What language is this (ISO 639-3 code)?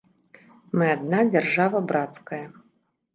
bel